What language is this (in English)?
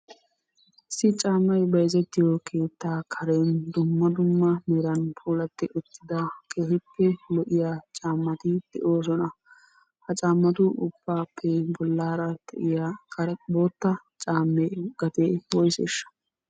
Wolaytta